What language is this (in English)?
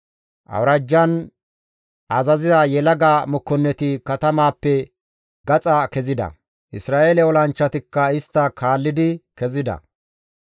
Gamo